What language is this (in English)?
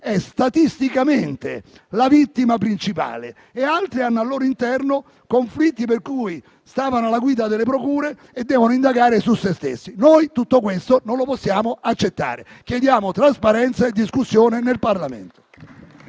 Italian